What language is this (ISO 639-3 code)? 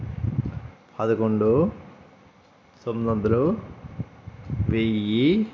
tel